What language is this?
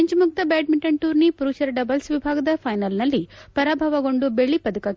Kannada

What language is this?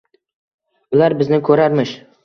Uzbek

